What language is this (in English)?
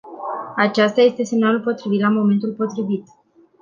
Romanian